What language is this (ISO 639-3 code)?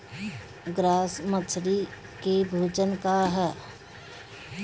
bho